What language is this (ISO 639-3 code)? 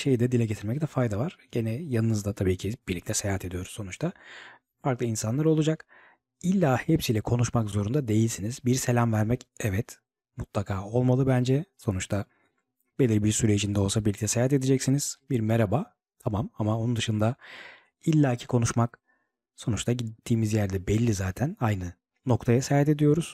tur